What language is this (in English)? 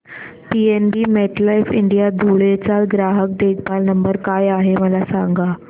Marathi